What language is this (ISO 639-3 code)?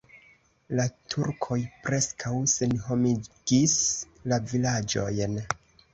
epo